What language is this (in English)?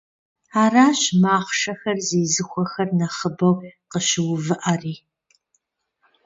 Kabardian